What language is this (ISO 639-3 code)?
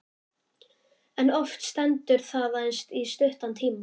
isl